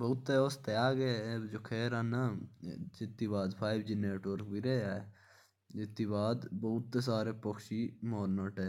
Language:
Jaunsari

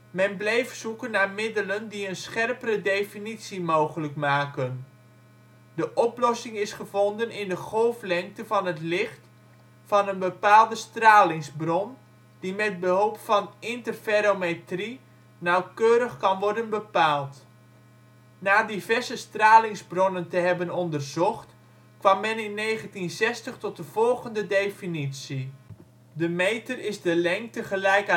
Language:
Dutch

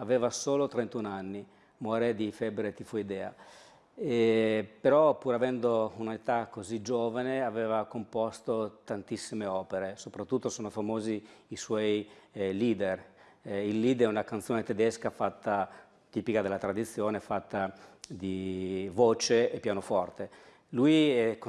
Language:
Italian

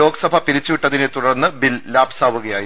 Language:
Malayalam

